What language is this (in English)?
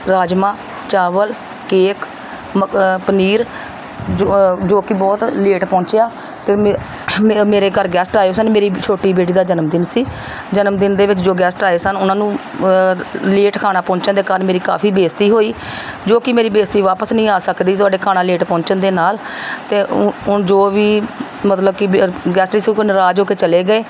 Punjabi